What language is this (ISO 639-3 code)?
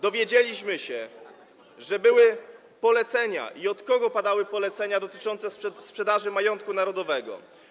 pol